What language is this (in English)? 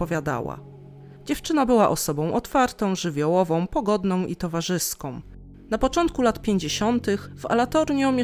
Polish